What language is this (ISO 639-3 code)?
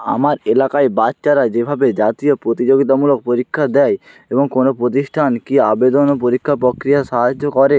ben